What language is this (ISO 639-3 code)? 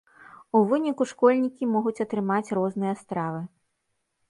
bel